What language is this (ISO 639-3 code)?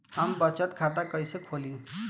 bho